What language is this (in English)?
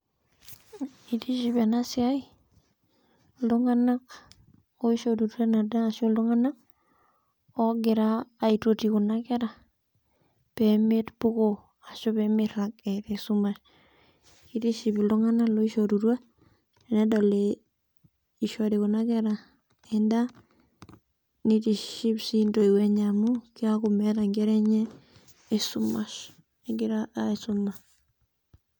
Masai